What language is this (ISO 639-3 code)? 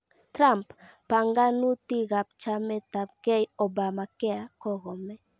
kln